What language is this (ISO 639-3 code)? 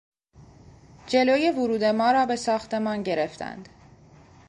fas